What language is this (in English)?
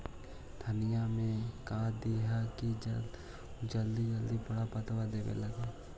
Magahi